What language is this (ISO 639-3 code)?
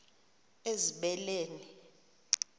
xho